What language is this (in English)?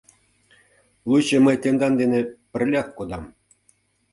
Mari